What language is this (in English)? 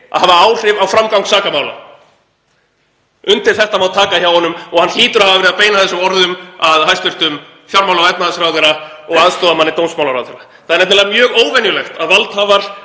Icelandic